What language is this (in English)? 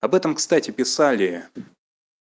Russian